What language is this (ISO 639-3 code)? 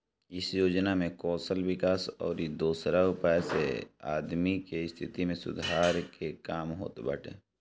bho